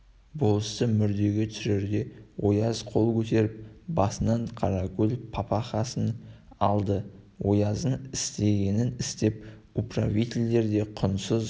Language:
Kazakh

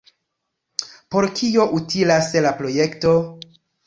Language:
Esperanto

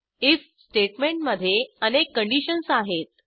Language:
Marathi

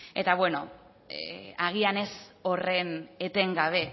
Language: Basque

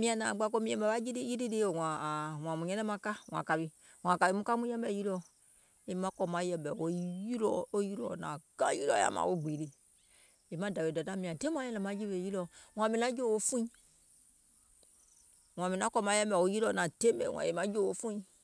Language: Gola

